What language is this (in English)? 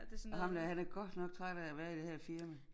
Danish